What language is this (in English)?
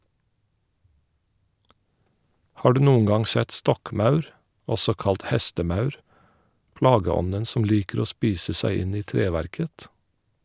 Norwegian